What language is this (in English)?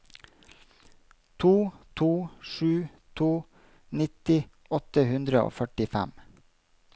Norwegian